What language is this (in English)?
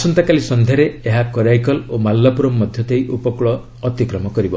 Odia